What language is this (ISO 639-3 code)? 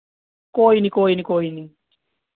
doi